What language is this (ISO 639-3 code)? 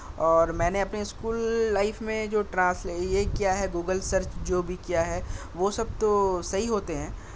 urd